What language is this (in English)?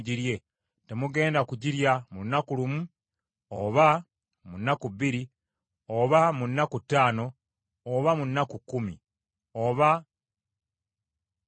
Ganda